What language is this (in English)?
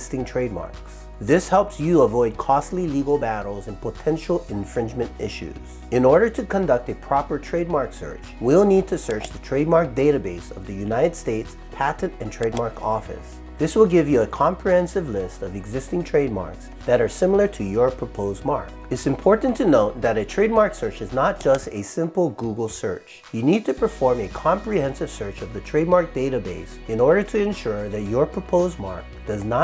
English